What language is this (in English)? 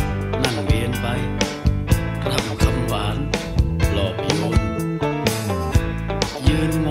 Thai